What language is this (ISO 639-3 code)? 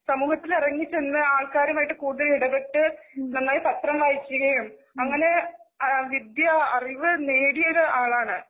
mal